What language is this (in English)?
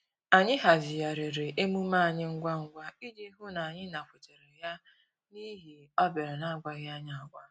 Igbo